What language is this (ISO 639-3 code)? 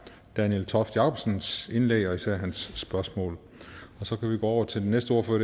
dan